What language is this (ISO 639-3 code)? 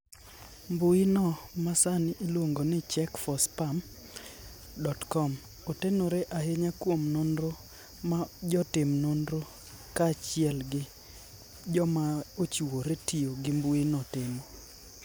luo